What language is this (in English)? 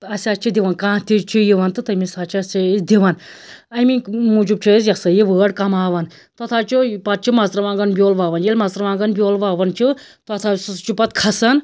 Kashmiri